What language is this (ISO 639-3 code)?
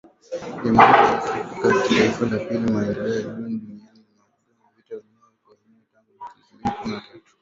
swa